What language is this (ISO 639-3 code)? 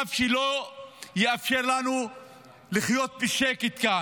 heb